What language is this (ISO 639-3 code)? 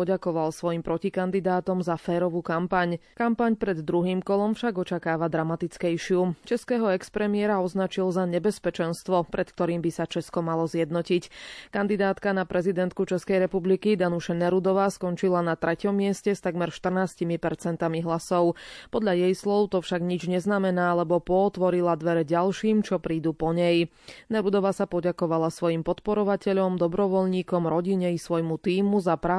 slk